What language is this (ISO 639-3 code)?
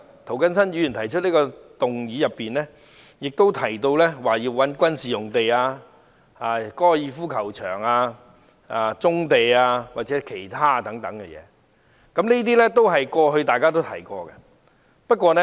yue